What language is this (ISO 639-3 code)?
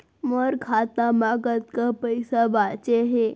hne